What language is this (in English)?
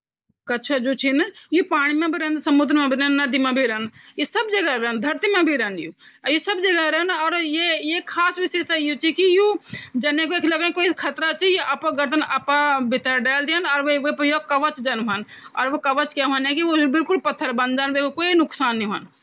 Garhwali